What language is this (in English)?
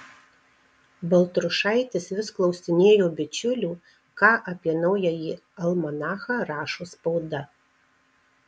Lithuanian